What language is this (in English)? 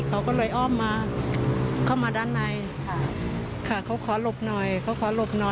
Thai